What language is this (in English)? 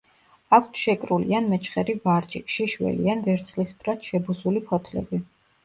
Georgian